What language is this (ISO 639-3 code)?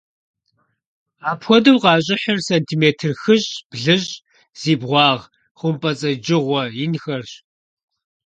kbd